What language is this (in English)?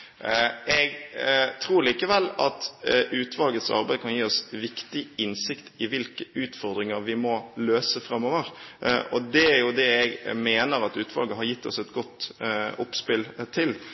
Norwegian Bokmål